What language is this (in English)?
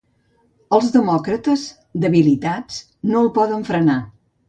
Catalan